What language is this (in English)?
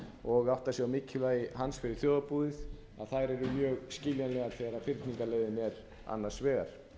Icelandic